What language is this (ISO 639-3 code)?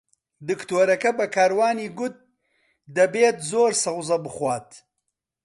ckb